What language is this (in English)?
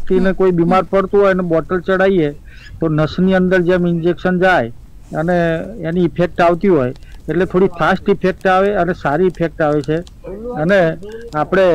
Hindi